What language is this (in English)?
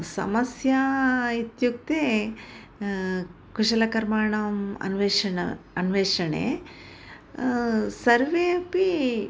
Sanskrit